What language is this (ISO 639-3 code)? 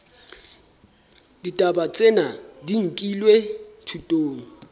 sot